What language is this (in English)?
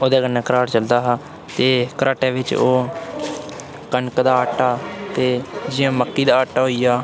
Dogri